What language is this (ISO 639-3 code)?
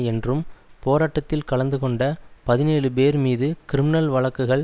tam